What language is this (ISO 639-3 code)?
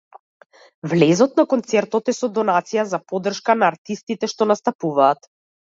mkd